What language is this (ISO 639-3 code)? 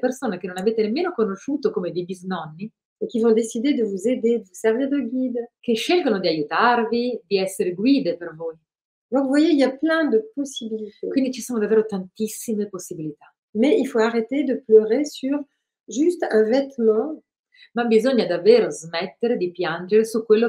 ita